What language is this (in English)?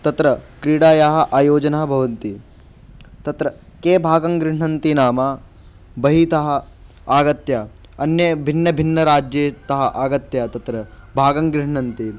Sanskrit